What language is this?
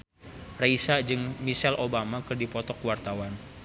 Sundanese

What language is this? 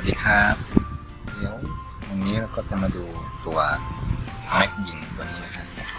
Thai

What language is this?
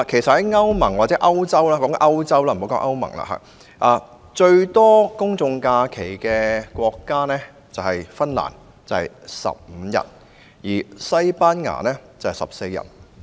Cantonese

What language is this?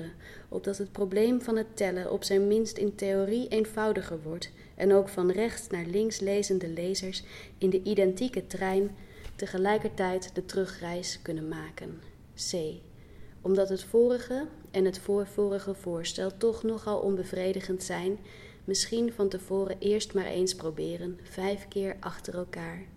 Dutch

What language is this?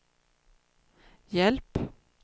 Swedish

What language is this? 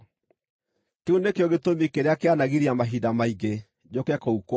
Kikuyu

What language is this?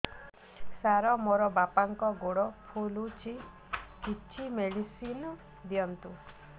Odia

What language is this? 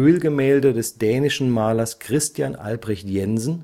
German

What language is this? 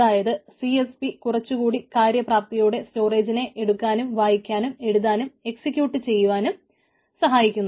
Malayalam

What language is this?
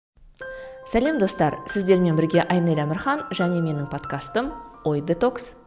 Kazakh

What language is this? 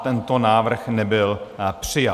Czech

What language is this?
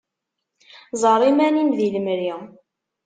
Kabyle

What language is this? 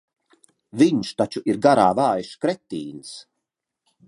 Latvian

